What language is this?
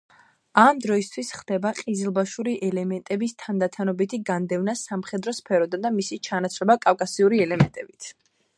Georgian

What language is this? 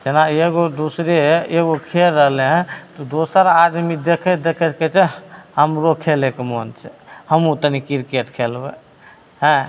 Maithili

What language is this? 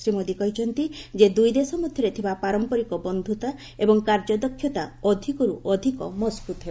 Odia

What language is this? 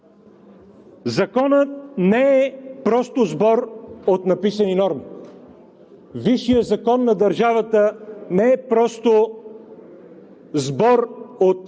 Bulgarian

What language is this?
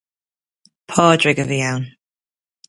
Irish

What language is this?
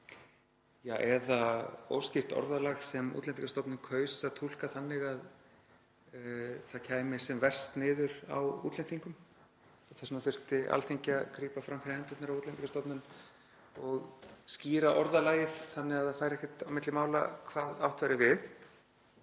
Icelandic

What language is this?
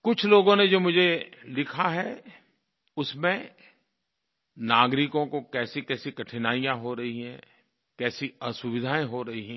Hindi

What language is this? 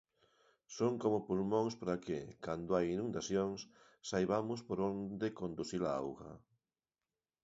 Galician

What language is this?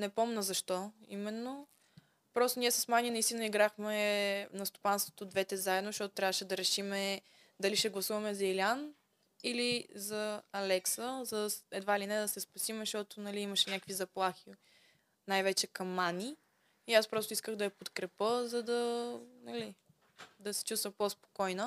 Bulgarian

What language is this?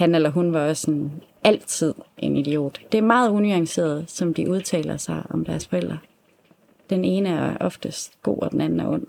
Danish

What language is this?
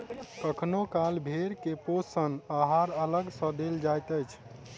Maithili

